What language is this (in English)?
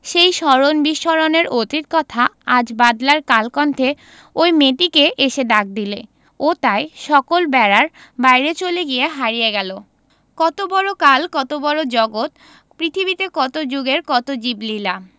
Bangla